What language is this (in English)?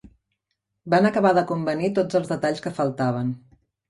Catalan